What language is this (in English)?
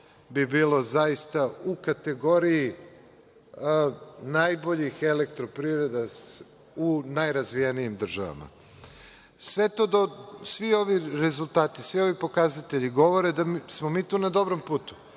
Serbian